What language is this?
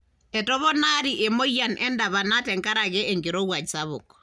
Masai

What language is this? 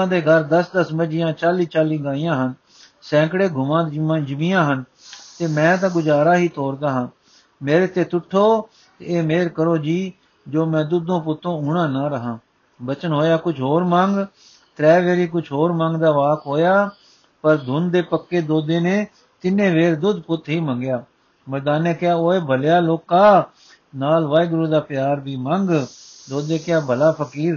Punjabi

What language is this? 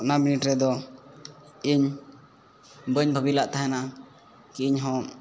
Santali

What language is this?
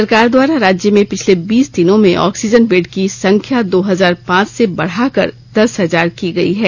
Hindi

